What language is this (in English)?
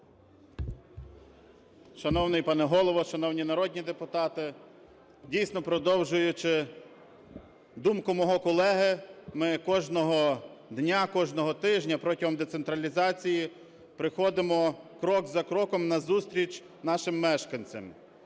Ukrainian